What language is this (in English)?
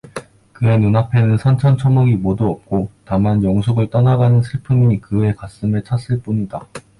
Korean